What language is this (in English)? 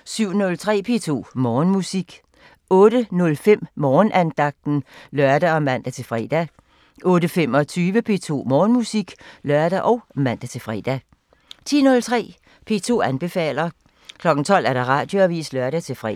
Danish